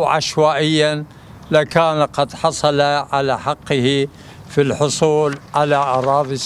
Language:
Arabic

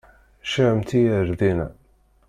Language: Kabyle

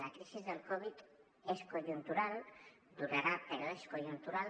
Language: Catalan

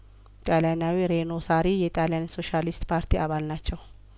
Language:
Amharic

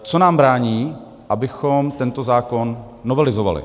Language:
Czech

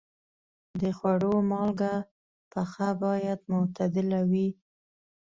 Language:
Pashto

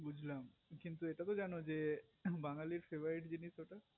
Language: Bangla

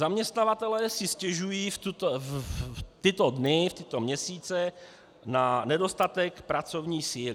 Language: Czech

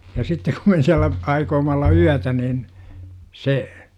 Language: Finnish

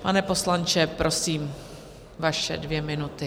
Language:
Czech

